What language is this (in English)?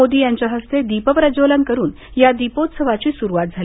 Marathi